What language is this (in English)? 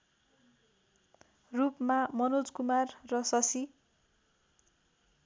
Nepali